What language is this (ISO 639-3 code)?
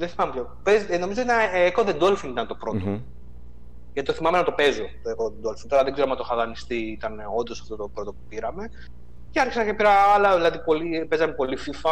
ell